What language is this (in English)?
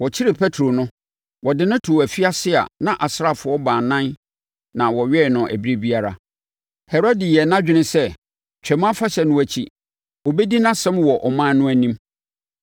Akan